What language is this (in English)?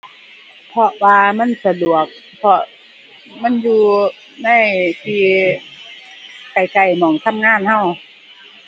Thai